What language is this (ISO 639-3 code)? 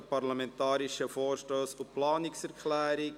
gsw